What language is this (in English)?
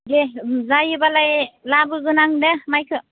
Bodo